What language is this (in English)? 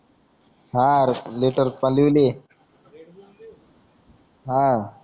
Marathi